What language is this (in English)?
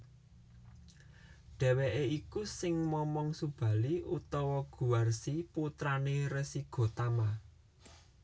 Javanese